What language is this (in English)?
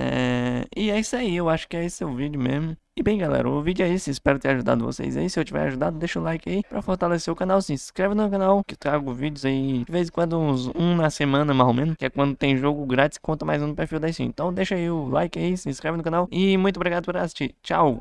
Portuguese